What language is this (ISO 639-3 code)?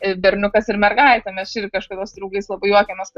lit